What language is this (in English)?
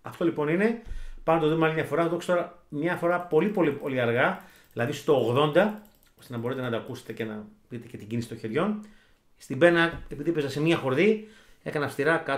Greek